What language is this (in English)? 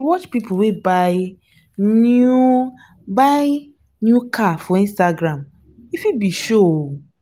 Nigerian Pidgin